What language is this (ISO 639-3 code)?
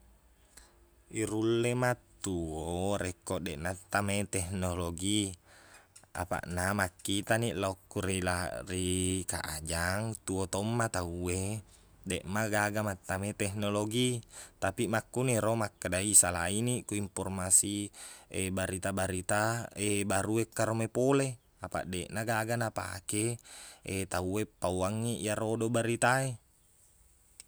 bug